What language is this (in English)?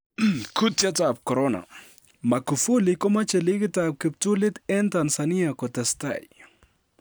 Kalenjin